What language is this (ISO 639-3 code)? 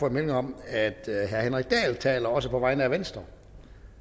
dan